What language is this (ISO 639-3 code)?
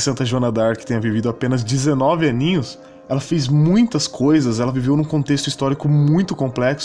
por